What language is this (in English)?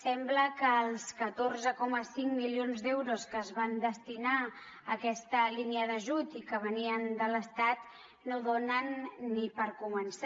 Catalan